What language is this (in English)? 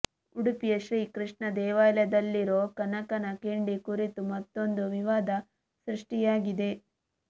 Kannada